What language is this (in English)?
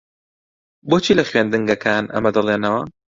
Central Kurdish